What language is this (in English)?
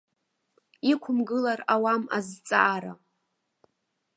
Abkhazian